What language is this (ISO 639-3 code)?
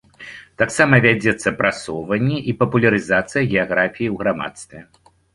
bel